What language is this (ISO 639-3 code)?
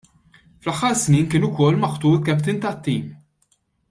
mlt